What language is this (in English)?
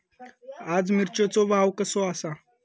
Marathi